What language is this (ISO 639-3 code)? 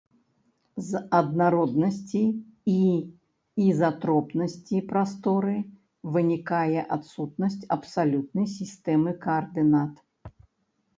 bel